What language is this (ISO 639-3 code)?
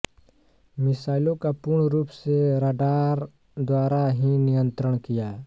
hin